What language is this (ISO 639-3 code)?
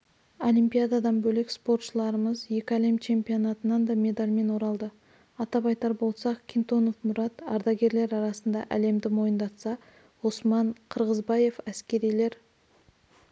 kaz